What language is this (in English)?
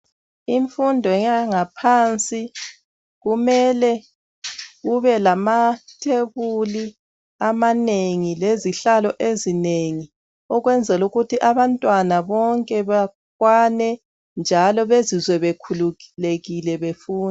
North Ndebele